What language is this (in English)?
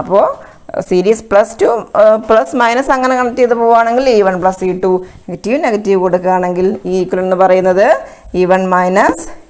Dutch